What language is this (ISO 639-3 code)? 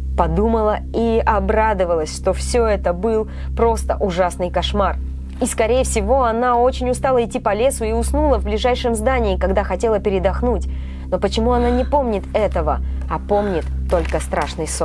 rus